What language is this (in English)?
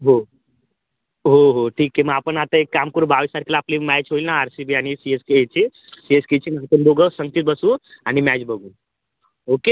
Marathi